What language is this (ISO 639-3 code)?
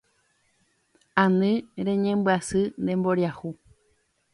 grn